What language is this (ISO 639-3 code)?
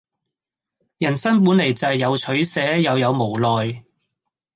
yue